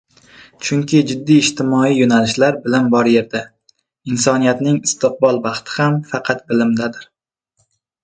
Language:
Uzbek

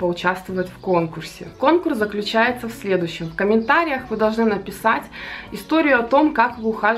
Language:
Russian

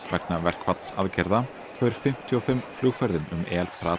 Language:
Icelandic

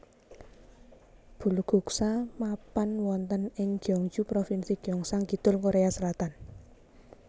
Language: Javanese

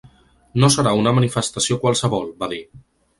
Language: Catalan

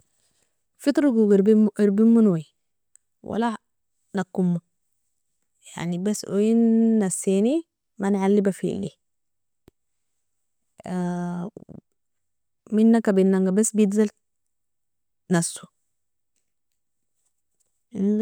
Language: Nobiin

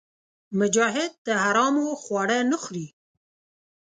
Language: Pashto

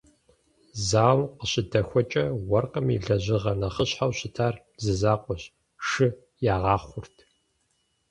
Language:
Kabardian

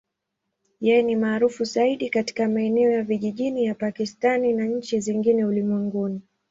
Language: Swahili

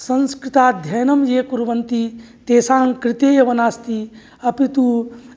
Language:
Sanskrit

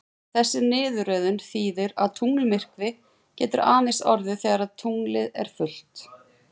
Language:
Icelandic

